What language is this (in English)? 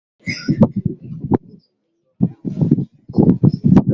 Swahili